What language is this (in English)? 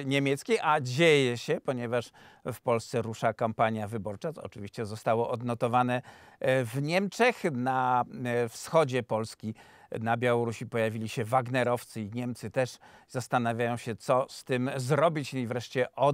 Polish